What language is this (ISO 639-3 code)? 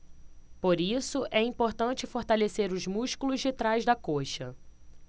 por